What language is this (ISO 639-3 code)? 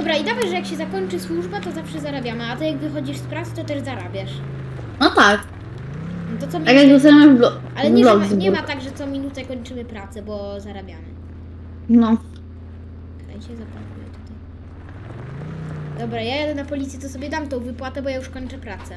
pol